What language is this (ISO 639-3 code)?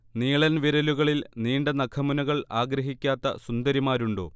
mal